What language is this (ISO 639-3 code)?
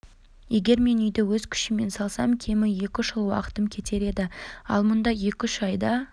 kaz